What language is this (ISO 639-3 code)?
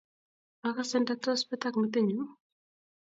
kln